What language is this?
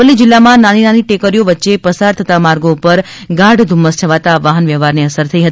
Gujarati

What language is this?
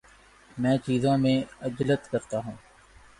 Urdu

